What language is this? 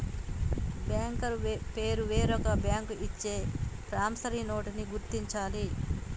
Telugu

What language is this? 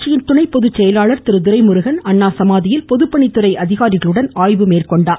Tamil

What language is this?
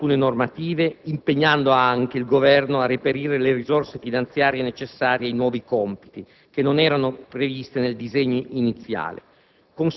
Italian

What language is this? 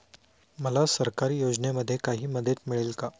Marathi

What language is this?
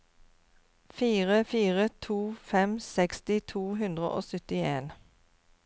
Norwegian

